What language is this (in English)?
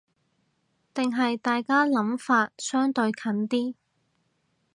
Cantonese